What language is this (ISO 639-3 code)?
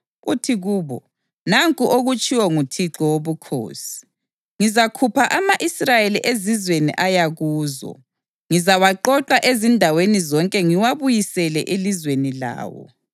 nde